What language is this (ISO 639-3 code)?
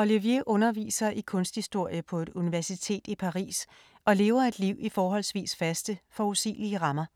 dan